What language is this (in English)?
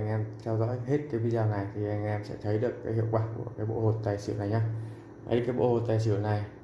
Vietnamese